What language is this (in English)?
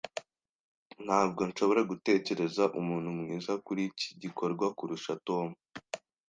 Kinyarwanda